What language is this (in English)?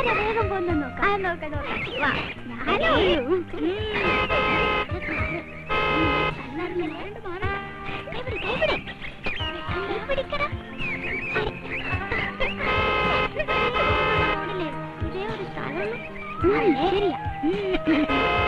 Malayalam